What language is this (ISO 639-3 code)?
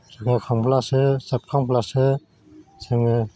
brx